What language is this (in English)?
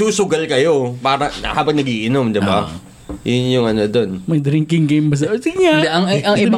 Filipino